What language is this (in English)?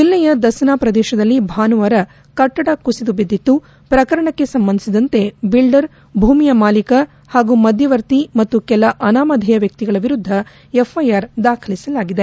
Kannada